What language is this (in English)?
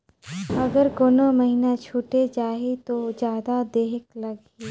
Chhattisgarhi